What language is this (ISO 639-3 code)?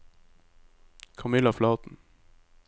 nor